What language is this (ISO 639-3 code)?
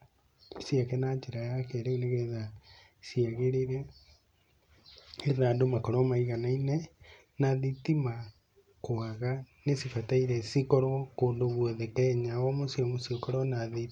kik